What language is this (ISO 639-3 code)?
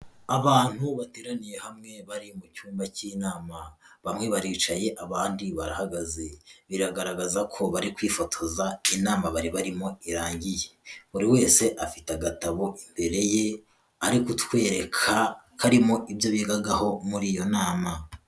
kin